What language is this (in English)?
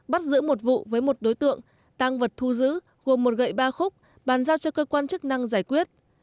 Vietnamese